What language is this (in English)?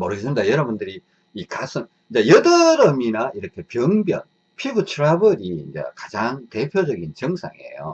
Korean